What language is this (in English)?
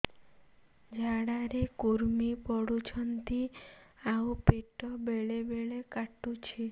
Odia